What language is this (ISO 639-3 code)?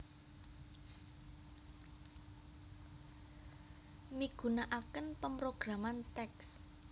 jav